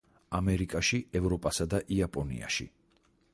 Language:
Georgian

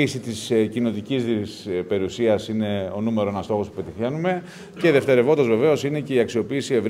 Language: Greek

